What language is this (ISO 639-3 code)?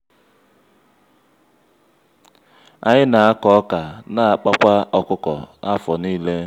ibo